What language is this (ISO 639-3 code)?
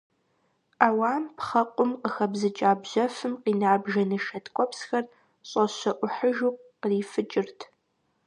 kbd